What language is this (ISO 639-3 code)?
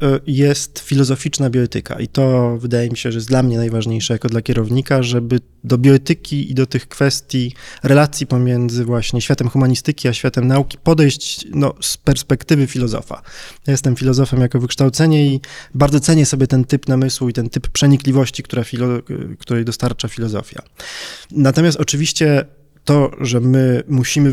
pol